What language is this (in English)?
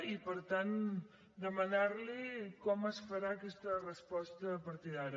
Catalan